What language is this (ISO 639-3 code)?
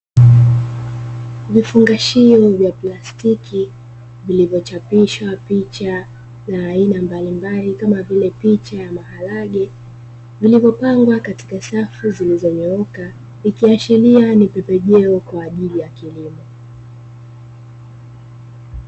swa